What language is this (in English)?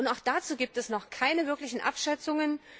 German